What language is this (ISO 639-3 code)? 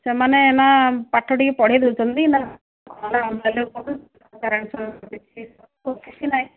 ori